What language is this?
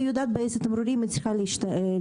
Hebrew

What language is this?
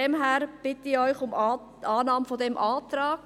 Swiss German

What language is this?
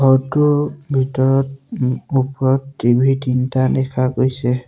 Assamese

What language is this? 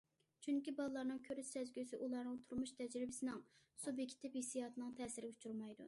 Uyghur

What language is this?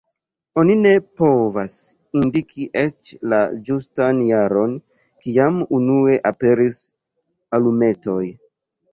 Esperanto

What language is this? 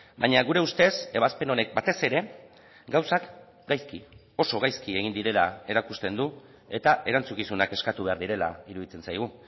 Basque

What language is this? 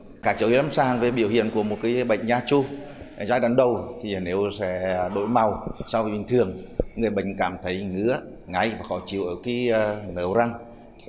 Vietnamese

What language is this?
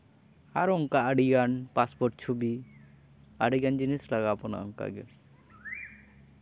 Santali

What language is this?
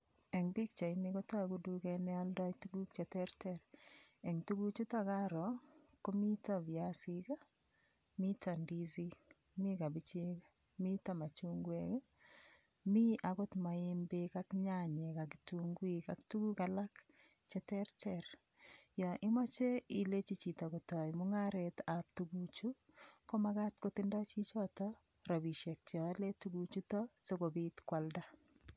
Kalenjin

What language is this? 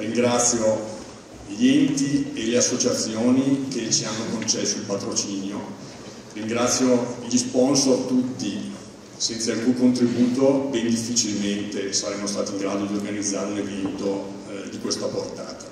Italian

